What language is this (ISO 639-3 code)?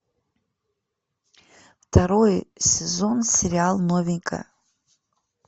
rus